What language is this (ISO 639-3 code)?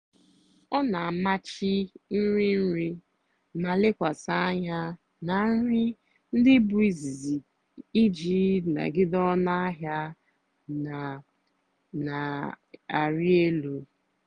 ibo